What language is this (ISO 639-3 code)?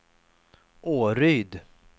swe